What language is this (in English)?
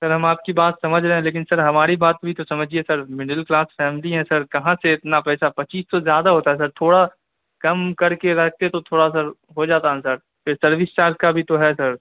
Urdu